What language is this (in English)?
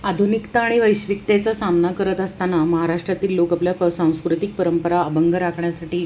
Marathi